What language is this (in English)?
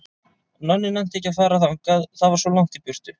Icelandic